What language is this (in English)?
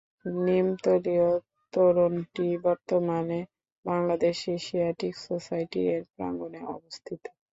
Bangla